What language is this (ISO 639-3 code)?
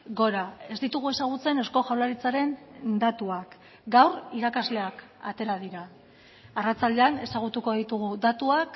eus